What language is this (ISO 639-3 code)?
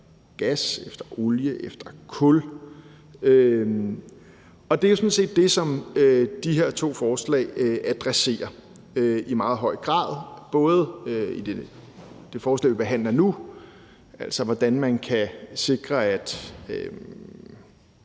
dan